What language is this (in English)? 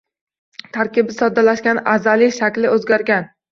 Uzbek